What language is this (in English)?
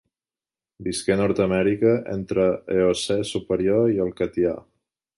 Catalan